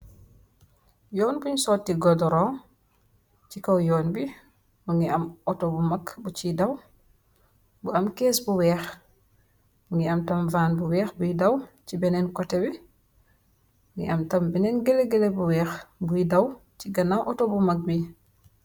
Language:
Wolof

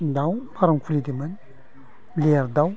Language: Bodo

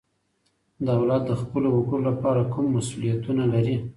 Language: Pashto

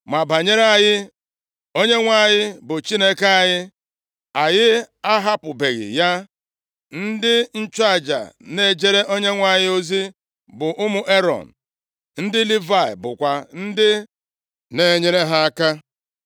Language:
Igbo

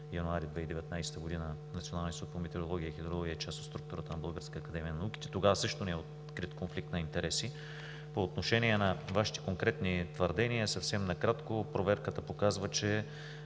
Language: Bulgarian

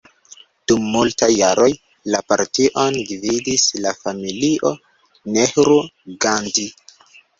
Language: Esperanto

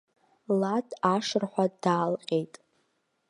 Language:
Abkhazian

